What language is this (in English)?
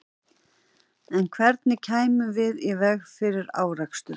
Icelandic